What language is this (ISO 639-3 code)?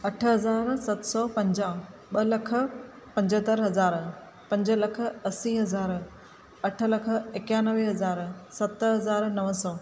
snd